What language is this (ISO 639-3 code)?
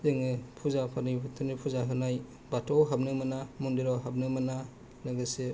brx